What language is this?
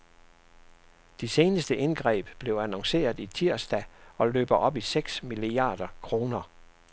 Danish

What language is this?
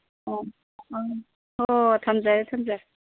Manipuri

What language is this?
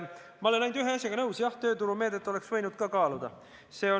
Estonian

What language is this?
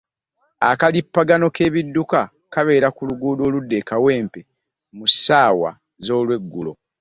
Ganda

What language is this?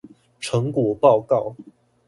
Chinese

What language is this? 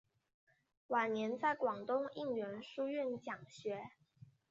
Chinese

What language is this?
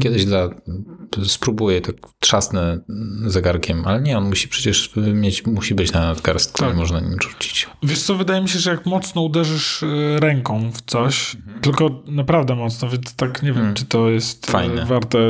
Polish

